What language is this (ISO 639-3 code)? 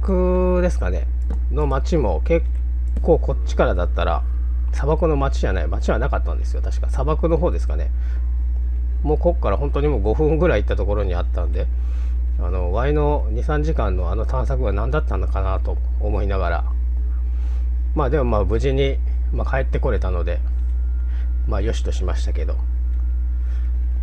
jpn